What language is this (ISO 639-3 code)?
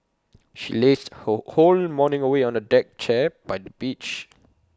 eng